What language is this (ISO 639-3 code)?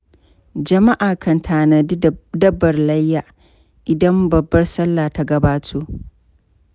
hau